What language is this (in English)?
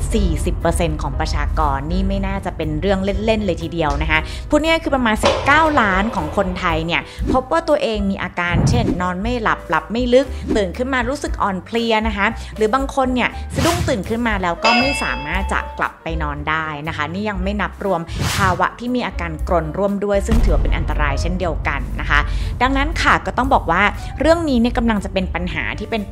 Thai